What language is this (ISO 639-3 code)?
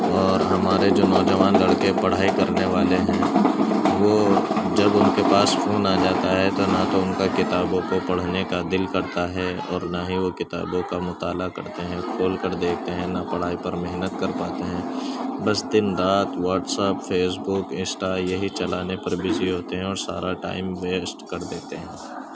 urd